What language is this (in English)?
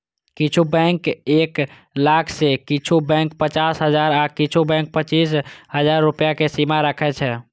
Maithili